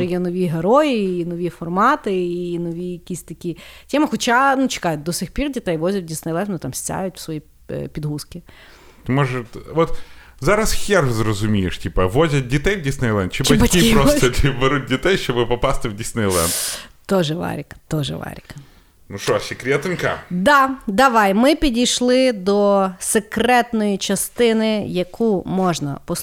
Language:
Ukrainian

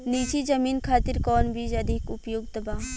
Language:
Bhojpuri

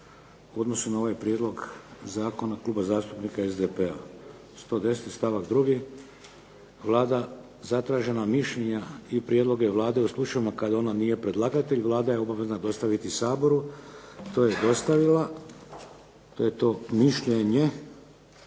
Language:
Croatian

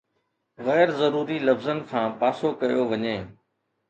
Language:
Sindhi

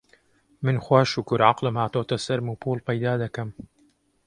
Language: Central Kurdish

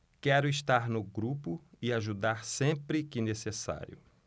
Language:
Portuguese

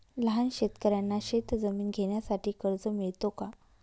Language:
Marathi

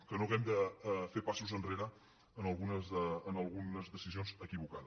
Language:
Catalan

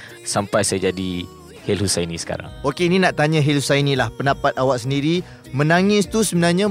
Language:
Malay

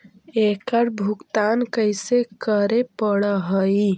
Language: Magahi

